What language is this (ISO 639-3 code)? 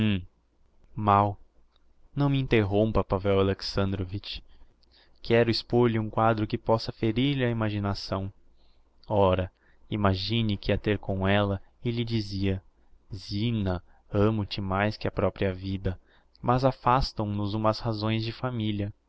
por